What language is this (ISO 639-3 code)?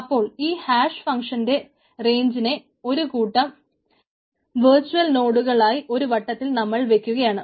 mal